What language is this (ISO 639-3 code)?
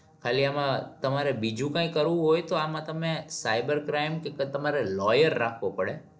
guj